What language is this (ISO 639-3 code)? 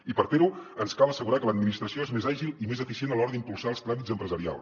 cat